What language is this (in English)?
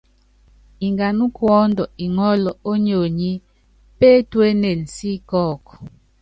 Yangben